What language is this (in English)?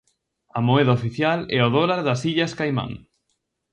Galician